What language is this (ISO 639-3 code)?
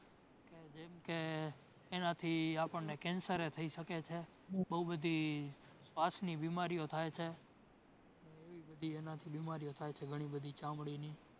guj